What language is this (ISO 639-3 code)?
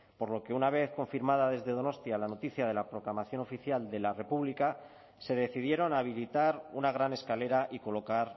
spa